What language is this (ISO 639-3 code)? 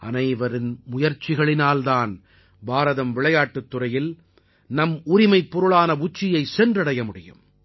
tam